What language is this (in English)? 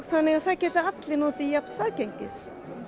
Icelandic